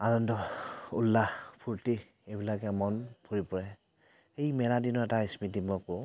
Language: Assamese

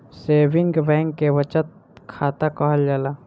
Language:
Bhojpuri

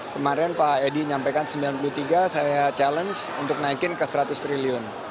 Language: Indonesian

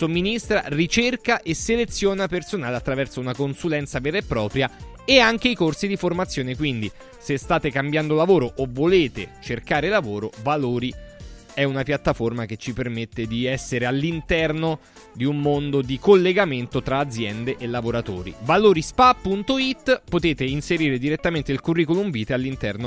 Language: Italian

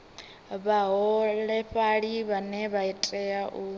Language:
Venda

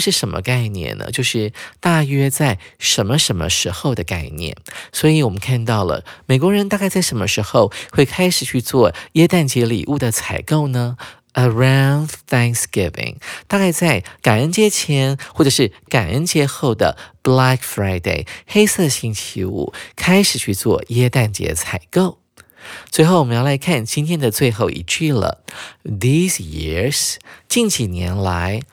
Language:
Chinese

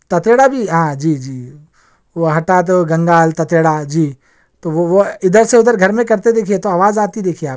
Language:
Urdu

